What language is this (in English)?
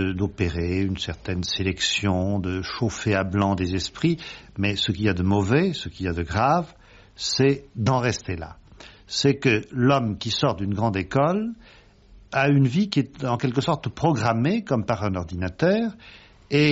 French